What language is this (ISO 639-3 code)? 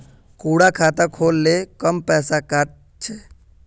mag